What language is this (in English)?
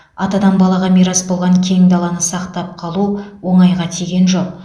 Kazakh